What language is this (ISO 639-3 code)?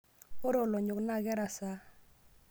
mas